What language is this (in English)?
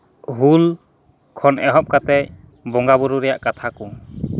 Santali